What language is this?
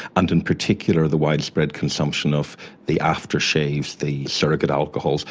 English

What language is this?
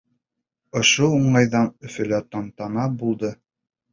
Bashkir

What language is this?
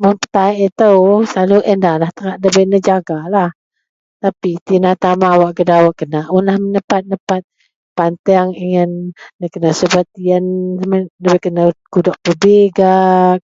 Central Melanau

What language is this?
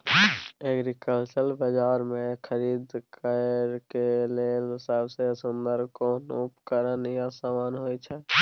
Maithili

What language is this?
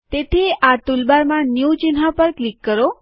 Gujarati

